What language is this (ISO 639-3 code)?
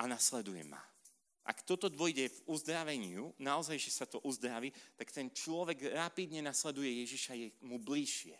slk